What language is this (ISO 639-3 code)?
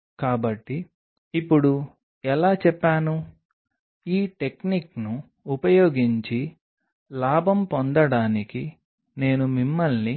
tel